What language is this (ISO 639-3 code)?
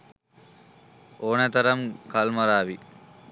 sin